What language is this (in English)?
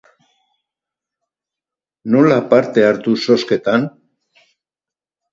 Basque